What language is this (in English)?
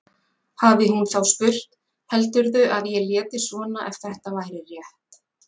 Icelandic